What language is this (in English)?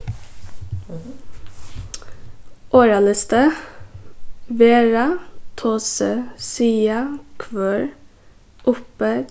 Faroese